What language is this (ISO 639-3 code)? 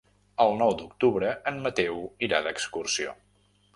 cat